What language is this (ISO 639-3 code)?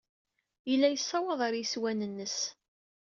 kab